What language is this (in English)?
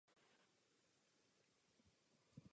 Czech